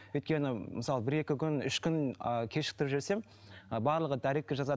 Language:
Kazakh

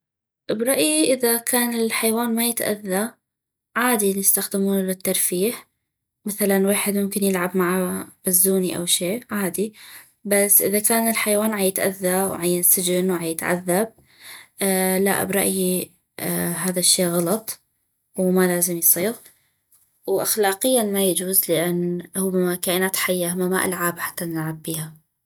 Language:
North Mesopotamian Arabic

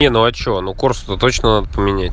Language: Russian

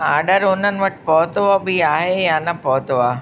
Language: Sindhi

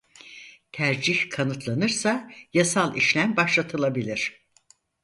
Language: Turkish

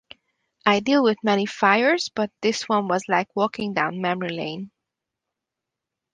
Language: English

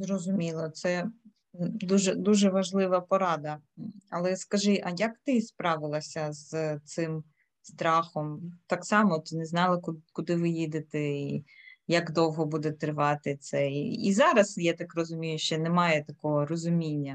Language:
Ukrainian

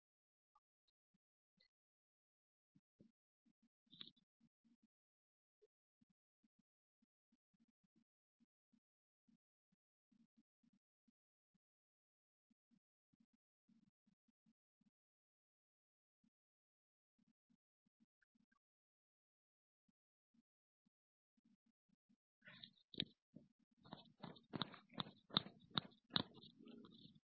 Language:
Telugu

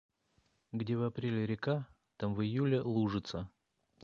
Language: Russian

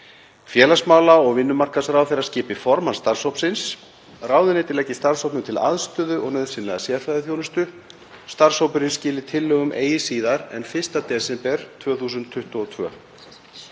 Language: Icelandic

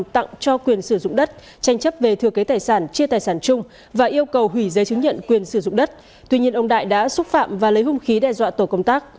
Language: Vietnamese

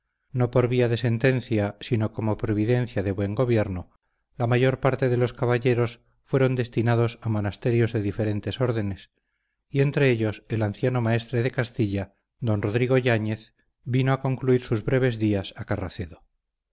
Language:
Spanish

